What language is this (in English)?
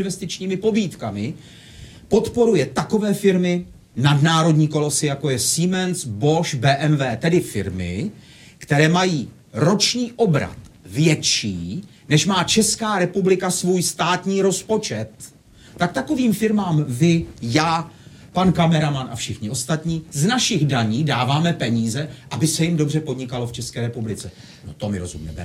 Czech